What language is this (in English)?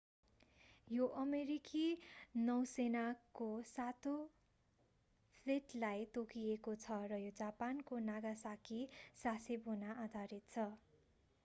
Nepali